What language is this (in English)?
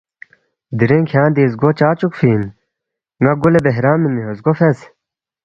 Balti